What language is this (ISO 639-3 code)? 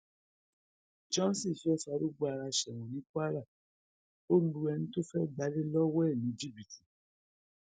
yor